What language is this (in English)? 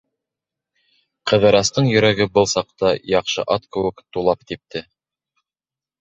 Bashkir